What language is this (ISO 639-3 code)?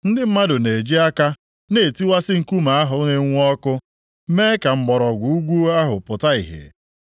ibo